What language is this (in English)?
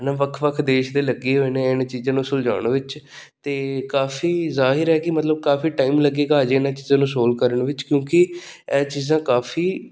Punjabi